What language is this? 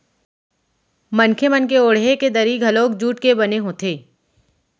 Chhattisgarhi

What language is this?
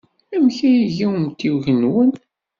Kabyle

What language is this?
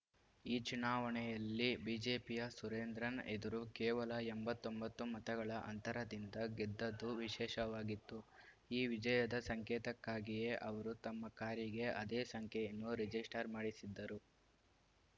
Kannada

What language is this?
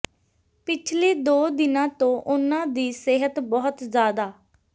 Punjabi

